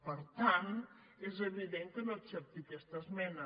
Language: Catalan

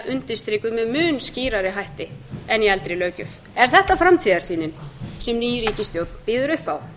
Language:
Icelandic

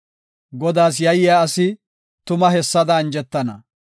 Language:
Gofa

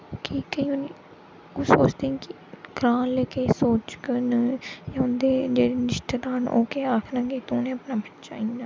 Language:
Dogri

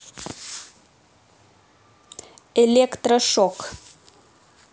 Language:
Russian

